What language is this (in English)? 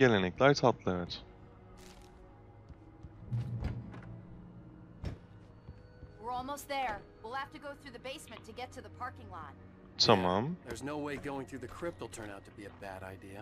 Turkish